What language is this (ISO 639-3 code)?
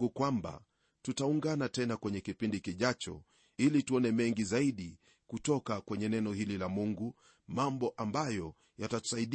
swa